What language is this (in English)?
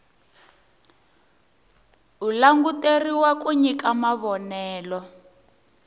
Tsonga